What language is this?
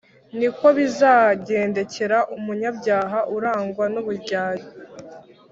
Kinyarwanda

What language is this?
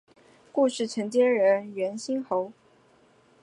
Chinese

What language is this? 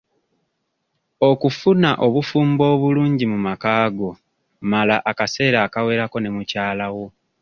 Ganda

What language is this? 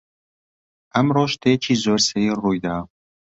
Central Kurdish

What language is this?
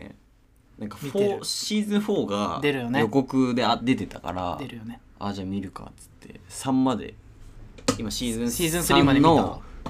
Japanese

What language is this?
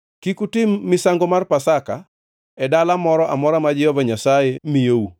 Luo (Kenya and Tanzania)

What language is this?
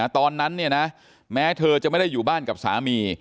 Thai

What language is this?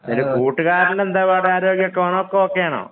Malayalam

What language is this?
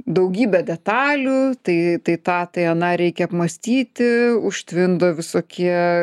Lithuanian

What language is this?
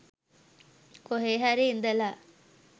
Sinhala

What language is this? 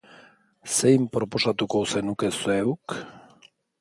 Basque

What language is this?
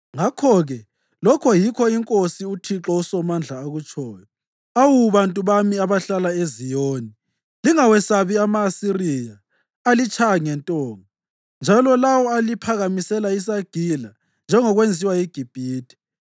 North Ndebele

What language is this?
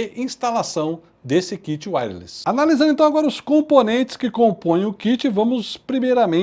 Portuguese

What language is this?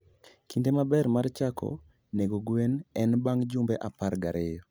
Luo (Kenya and Tanzania)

